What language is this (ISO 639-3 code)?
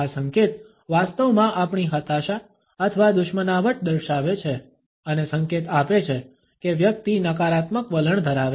guj